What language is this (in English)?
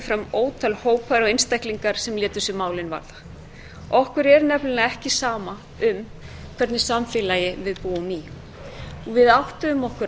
Icelandic